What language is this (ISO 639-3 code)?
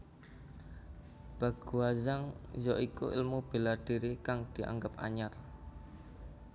jav